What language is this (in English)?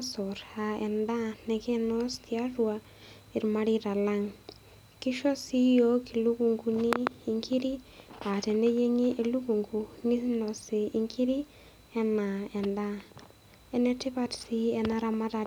Masai